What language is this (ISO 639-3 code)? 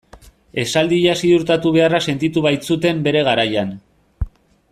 eus